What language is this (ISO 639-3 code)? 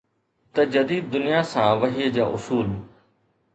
snd